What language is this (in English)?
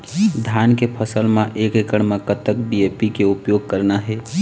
Chhattisgarhi